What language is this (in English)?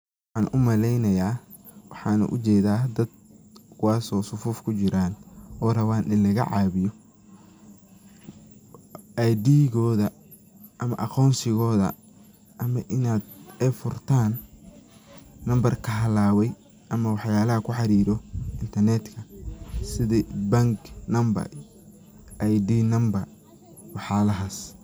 Somali